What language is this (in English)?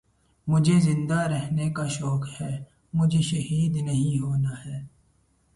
Urdu